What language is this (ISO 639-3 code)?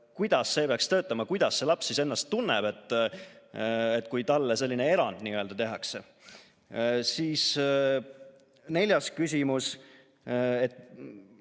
est